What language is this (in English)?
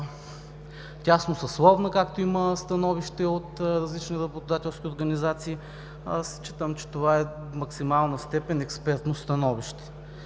Bulgarian